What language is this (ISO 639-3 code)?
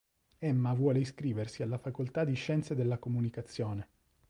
ita